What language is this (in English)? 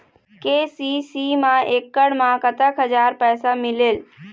Chhattisgarhi